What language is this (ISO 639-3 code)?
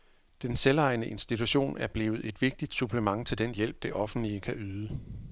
dan